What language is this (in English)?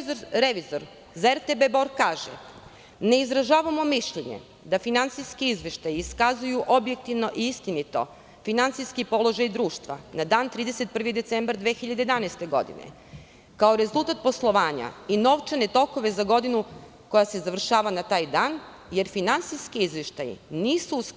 Serbian